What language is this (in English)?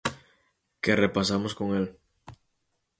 Galician